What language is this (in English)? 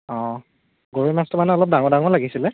Assamese